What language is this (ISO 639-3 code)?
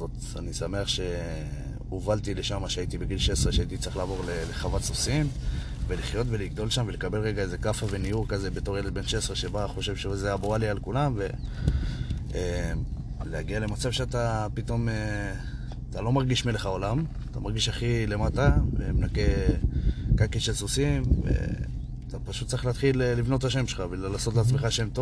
heb